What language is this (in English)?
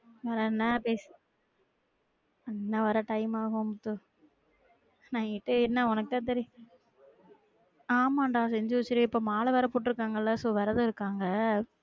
Tamil